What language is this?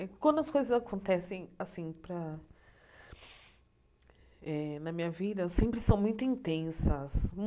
Portuguese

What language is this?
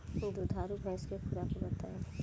Bhojpuri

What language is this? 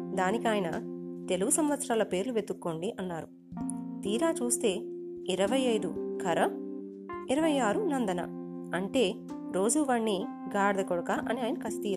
Telugu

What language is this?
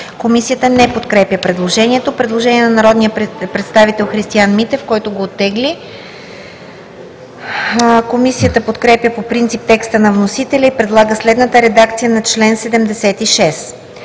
Bulgarian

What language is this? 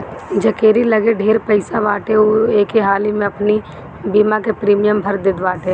Bhojpuri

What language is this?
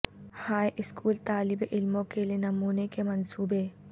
Urdu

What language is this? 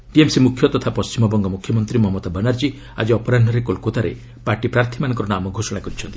Odia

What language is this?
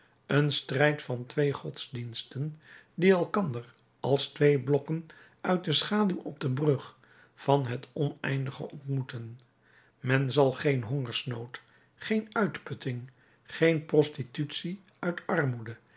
Dutch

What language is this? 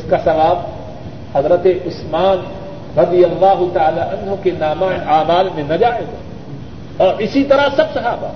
Urdu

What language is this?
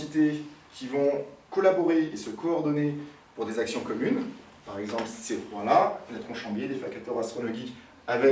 French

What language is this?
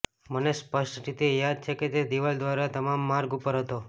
Gujarati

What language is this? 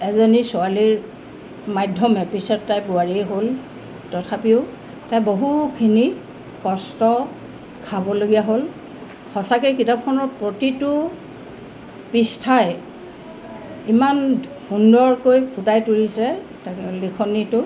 Assamese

